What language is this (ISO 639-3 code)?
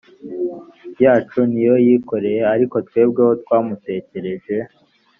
kin